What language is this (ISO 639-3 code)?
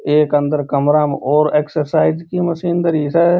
mwr